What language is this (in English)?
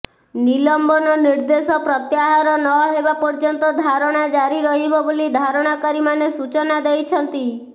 Odia